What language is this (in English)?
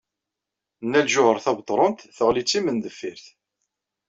Kabyle